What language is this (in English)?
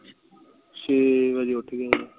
Punjabi